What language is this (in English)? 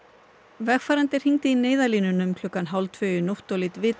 Icelandic